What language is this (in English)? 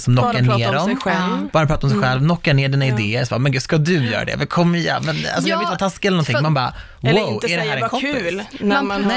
Swedish